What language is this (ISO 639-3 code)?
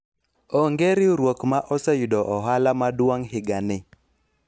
luo